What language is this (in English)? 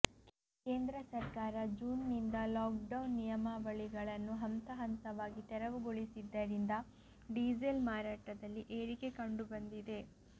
Kannada